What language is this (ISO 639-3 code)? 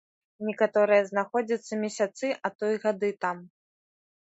bel